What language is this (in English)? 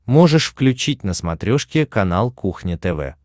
Russian